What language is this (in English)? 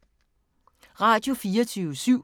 Danish